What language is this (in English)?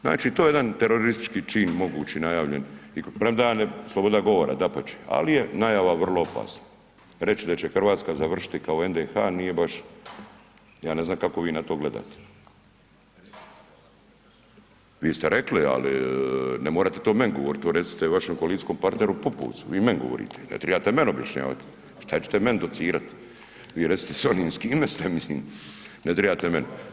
Croatian